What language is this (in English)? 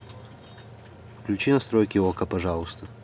Russian